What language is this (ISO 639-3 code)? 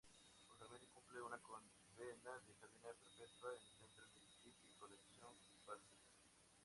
spa